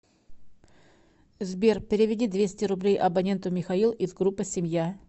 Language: Russian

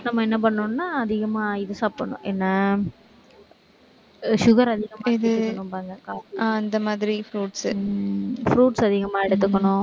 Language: Tamil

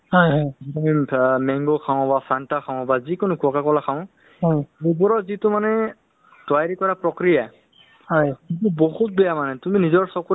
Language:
Assamese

